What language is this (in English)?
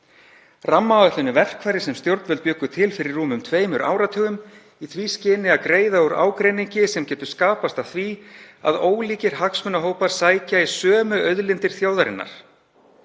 Icelandic